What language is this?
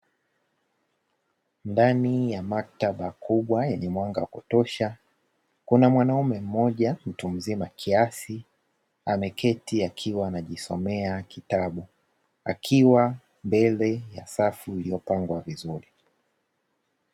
Swahili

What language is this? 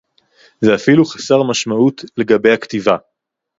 Hebrew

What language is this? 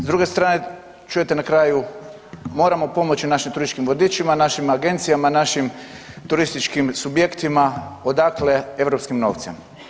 Croatian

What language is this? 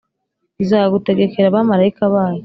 Kinyarwanda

